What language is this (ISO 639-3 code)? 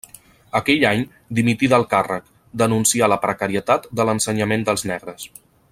cat